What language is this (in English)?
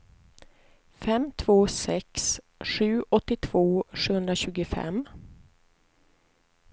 Swedish